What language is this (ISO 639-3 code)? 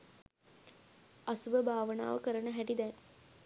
sin